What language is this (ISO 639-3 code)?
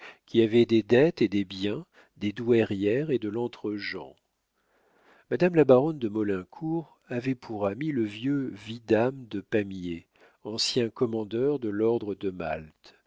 fra